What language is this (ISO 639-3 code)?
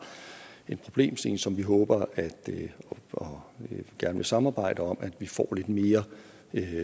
dan